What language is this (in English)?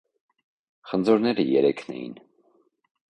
Armenian